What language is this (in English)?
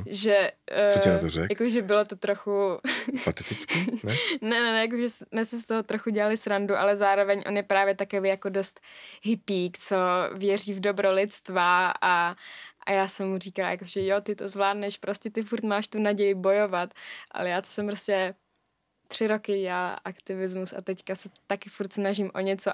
Czech